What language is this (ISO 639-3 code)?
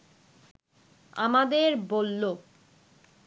ben